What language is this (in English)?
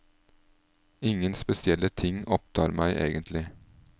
Norwegian